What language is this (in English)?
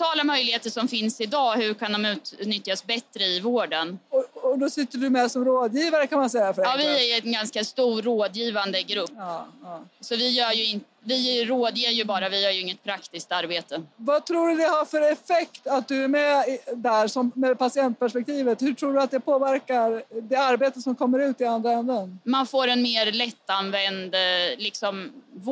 Swedish